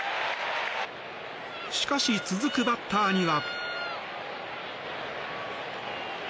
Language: Japanese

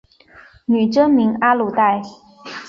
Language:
Chinese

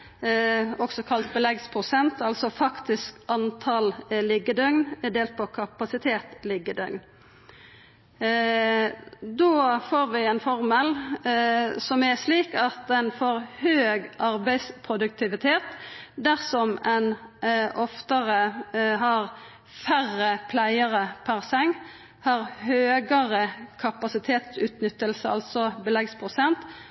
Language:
Norwegian Nynorsk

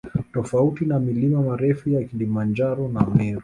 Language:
Swahili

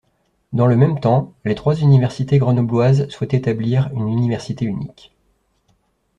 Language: French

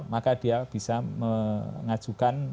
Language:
Indonesian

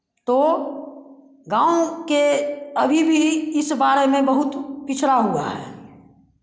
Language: Hindi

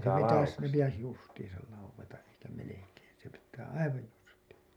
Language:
Finnish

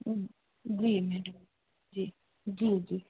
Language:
Hindi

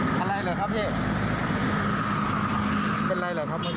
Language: Thai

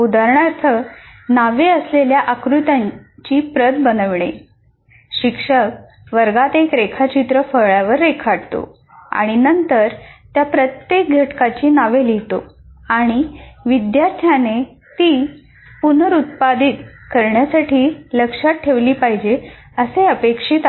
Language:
Marathi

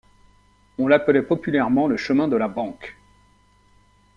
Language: French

